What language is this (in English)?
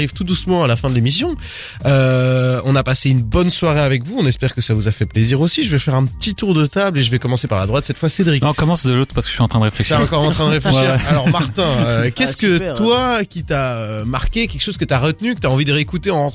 French